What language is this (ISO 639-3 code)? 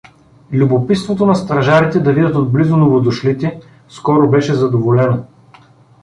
bul